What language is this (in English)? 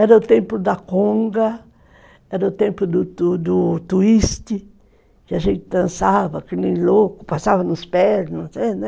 Portuguese